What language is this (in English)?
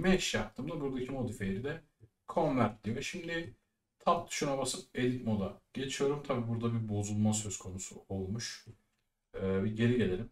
Turkish